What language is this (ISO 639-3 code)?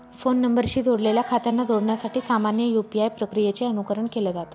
mar